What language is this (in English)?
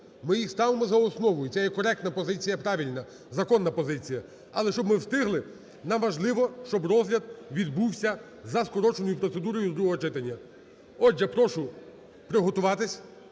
Ukrainian